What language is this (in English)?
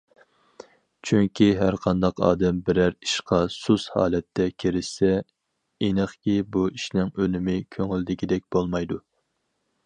Uyghur